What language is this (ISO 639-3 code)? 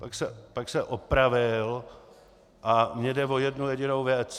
ces